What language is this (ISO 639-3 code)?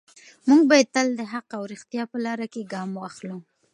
pus